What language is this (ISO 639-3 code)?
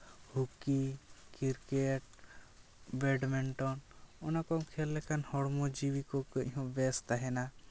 sat